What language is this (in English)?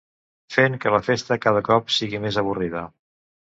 Catalan